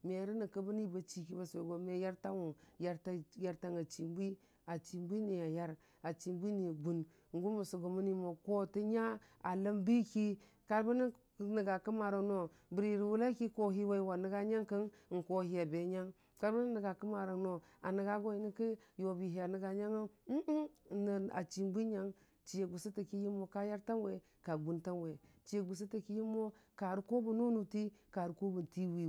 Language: Dijim-Bwilim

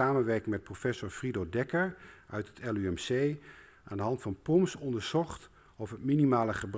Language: Dutch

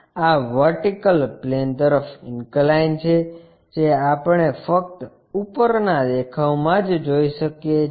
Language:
Gujarati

